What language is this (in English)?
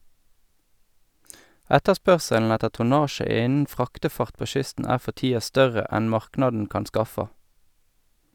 Norwegian